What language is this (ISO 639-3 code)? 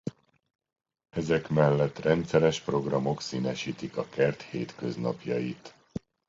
hun